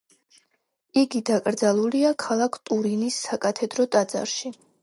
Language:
Georgian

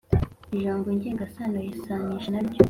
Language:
Kinyarwanda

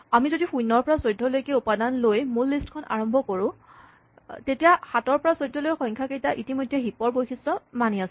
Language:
Assamese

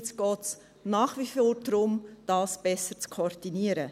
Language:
Swiss German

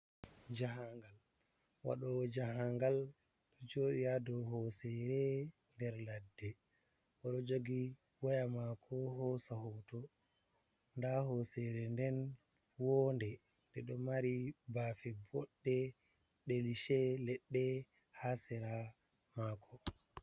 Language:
Fula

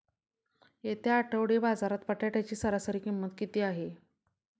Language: Marathi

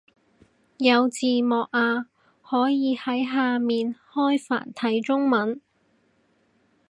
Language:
Cantonese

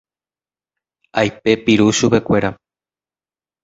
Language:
Guarani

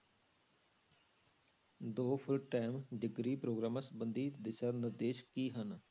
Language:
Punjabi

